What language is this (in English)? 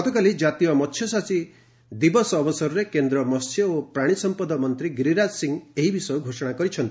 Odia